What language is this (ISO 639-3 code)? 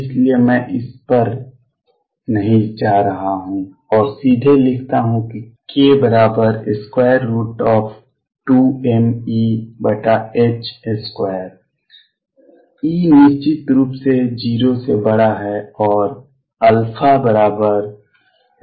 hin